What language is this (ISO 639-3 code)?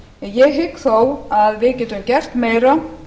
isl